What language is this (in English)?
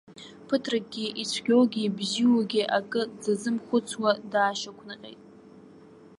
Abkhazian